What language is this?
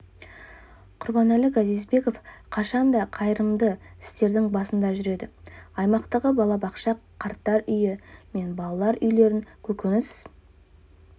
Kazakh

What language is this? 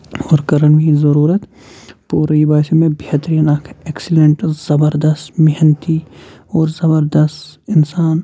Kashmiri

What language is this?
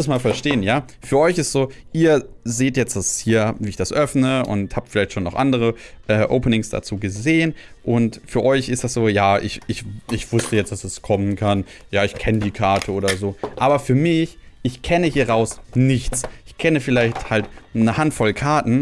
German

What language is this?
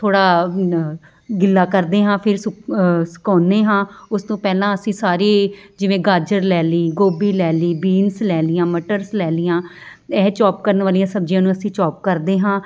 Punjabi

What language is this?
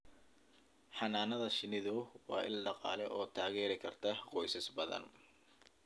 Somali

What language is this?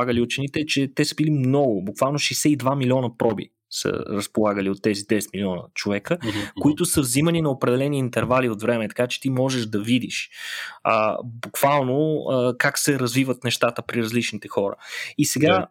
Bulgarian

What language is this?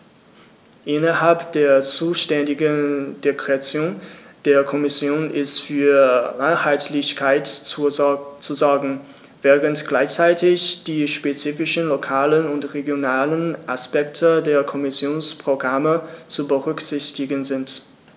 German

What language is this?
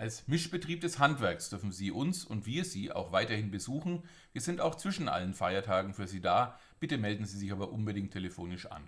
German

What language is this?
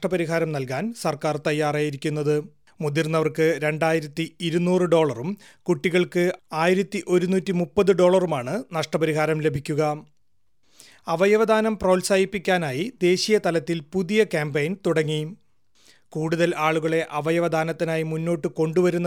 Malayalam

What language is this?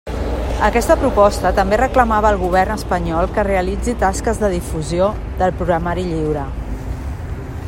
Catalan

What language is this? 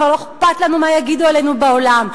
Hebrew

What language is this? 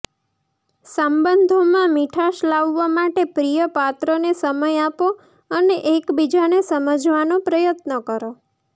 Gujarati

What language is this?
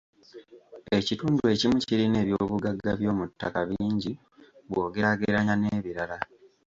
Ganda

